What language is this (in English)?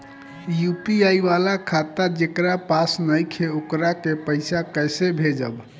Bhojpuri